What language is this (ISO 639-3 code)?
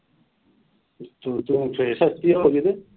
pan